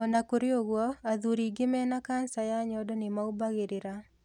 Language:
Kikuyu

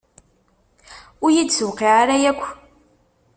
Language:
Kabyle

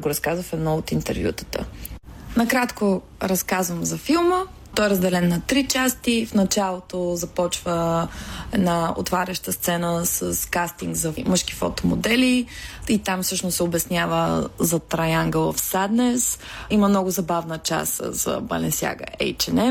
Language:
Bulgarian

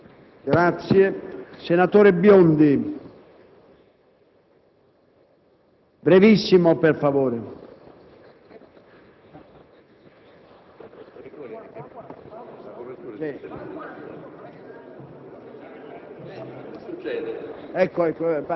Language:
Italian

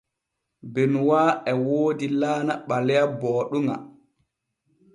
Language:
Borgu Fulfulde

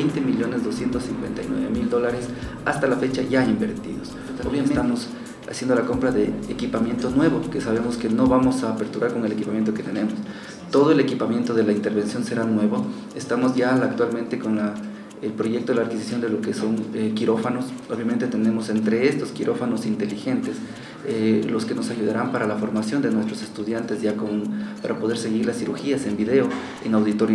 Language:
Spanish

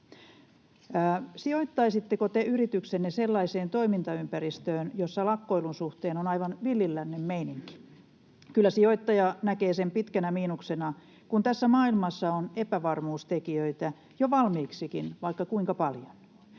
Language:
Finnish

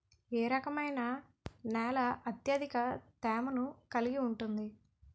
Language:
Telugu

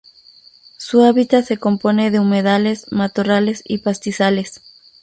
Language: Spanish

